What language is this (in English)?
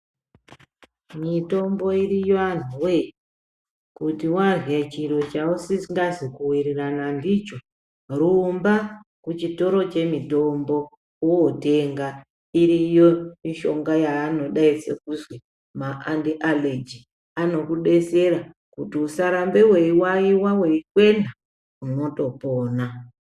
Ndau